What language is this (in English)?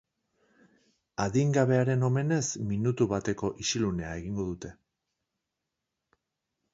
Basque